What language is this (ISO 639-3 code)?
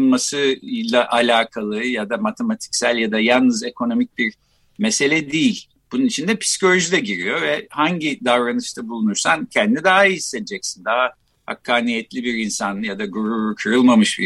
tur